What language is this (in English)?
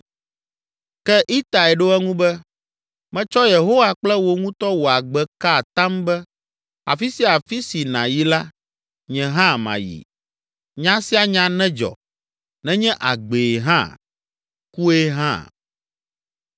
Ewe